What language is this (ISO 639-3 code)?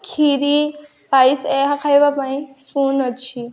ori